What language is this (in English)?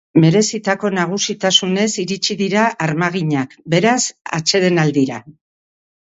Basque